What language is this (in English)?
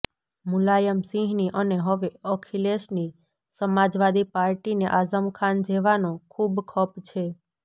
Gujarati